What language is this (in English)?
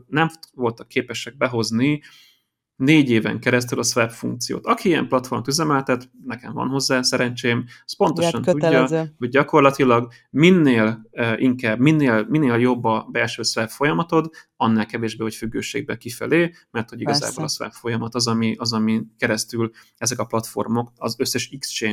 Hungarian